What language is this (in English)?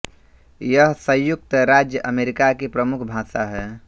Hindi